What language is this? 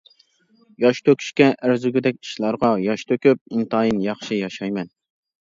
Uyghur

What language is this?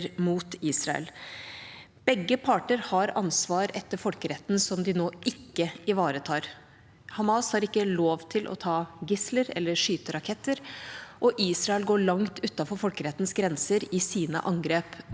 Norwegian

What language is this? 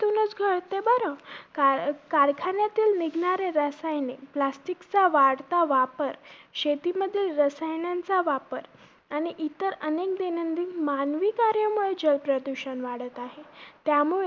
Marathi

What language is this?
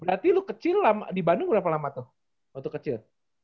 Indonesian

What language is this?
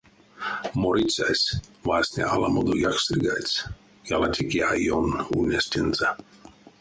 Erzya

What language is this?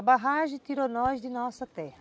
Portuguese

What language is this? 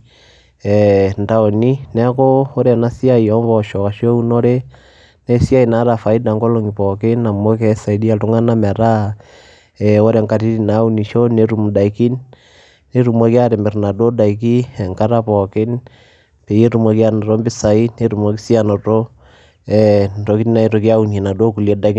Masai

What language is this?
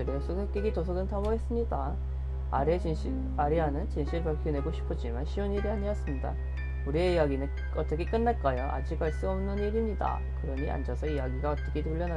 Korean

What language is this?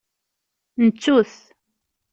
Kabyle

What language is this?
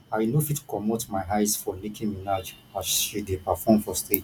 Nigerian Pidgin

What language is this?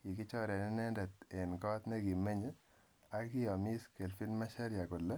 Kalenjin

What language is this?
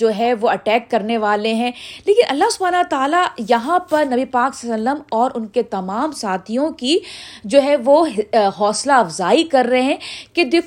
Urdu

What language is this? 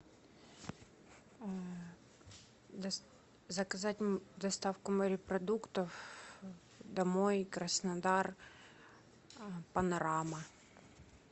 Russian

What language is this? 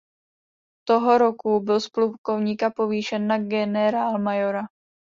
Czech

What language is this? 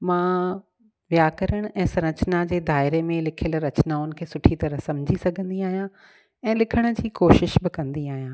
Sindhi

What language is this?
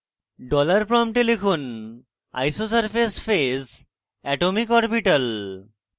Bangla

